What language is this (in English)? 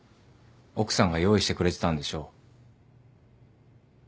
Japanese